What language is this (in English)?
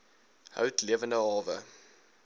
Afrikaans